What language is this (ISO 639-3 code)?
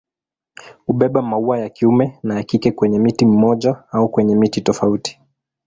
swa